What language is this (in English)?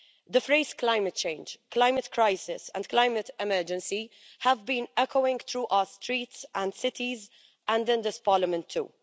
English